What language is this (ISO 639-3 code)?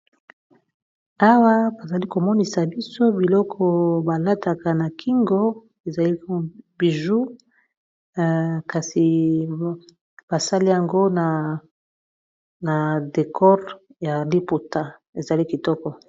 lin